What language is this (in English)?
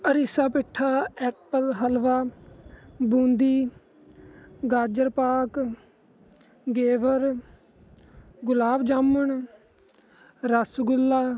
Punjabi